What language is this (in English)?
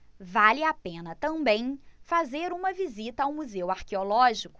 Portuguese